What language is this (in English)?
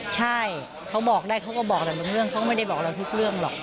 Thai